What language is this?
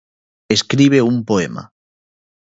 Galician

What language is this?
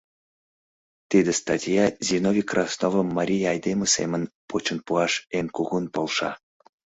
Mari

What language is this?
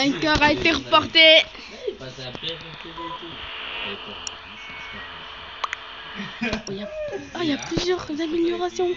French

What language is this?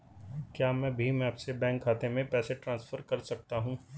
Hindi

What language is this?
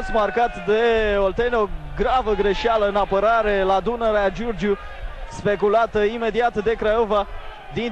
Romanian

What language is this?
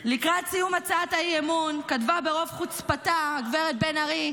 Hebrew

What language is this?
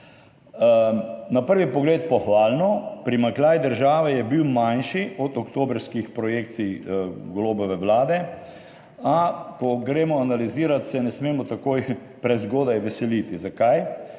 Slovenian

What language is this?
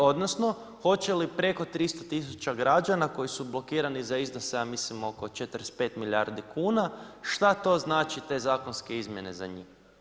Croatian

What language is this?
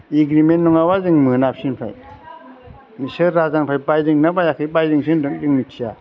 Bodo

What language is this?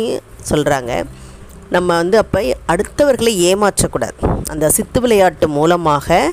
Tamil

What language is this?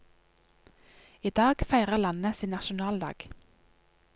Norwegian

